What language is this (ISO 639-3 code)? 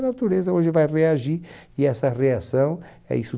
por